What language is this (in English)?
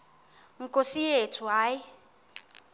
Xhosa